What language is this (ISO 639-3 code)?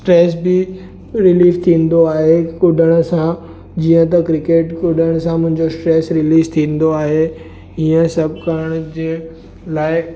snd